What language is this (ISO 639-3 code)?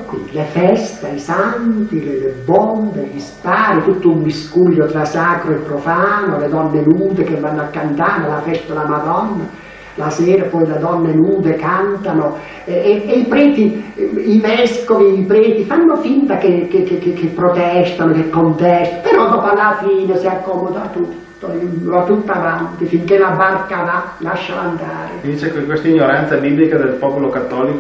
ita